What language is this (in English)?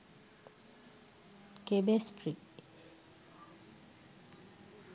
Sinhala